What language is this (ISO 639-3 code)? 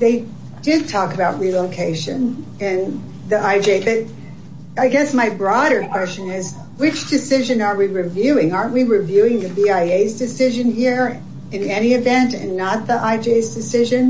eng